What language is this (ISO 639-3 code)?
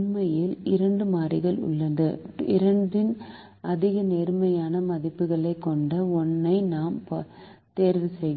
tam